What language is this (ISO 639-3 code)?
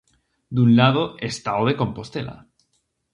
glg